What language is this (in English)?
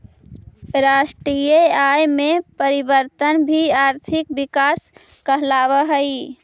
Magahi